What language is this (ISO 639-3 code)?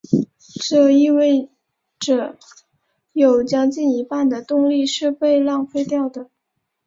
zho